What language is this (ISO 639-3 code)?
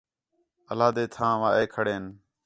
xhe